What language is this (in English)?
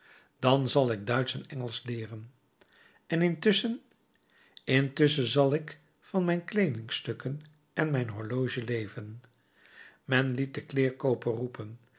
Dutch